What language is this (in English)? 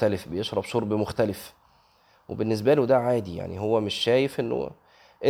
Arabic